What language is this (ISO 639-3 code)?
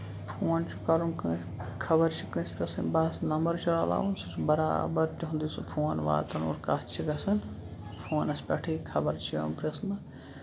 kas